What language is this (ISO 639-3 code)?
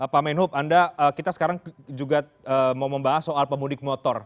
ind